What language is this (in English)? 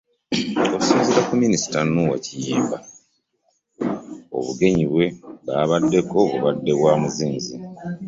Ganda